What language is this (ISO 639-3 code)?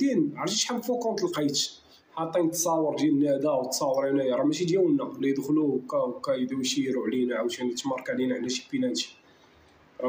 ara